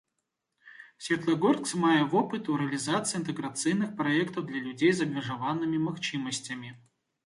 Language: Belarusian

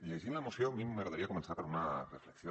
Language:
Catalan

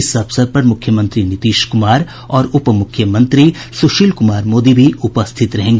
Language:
Hindi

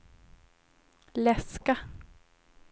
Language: Swedish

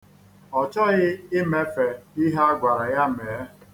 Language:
Igbo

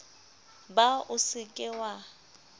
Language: Southern Sotho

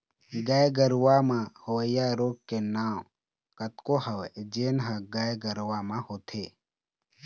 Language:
Chhattisgarhi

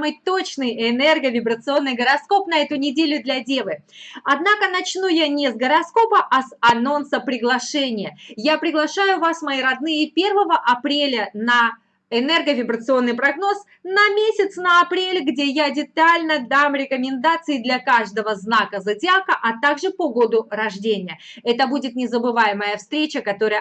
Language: Russian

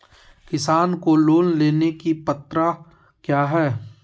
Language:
Magahi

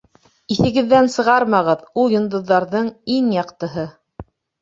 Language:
Bashkir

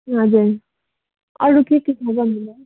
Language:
Nepali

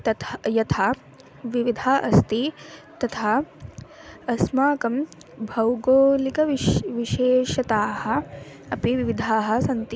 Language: Sanskrit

